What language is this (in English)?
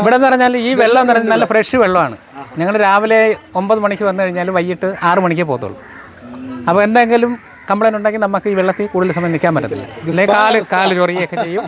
Malayalam